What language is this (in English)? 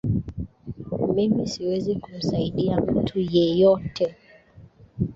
Swahili